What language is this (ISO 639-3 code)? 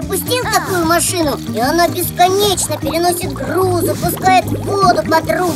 rus